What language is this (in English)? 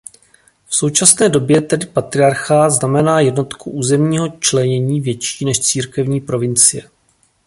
Czech